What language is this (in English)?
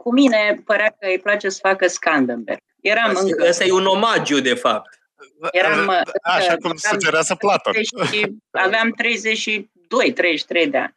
Romanian